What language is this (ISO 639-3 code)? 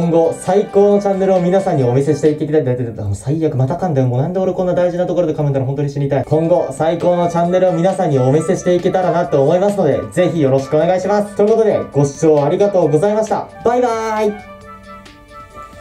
jpn